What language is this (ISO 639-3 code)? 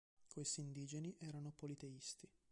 ita